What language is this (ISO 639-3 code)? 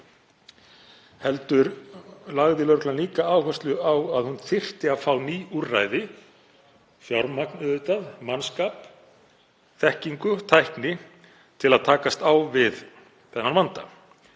isl